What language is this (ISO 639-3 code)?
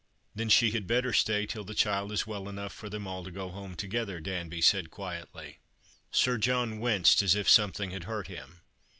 eng